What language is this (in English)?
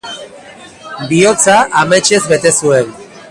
Basque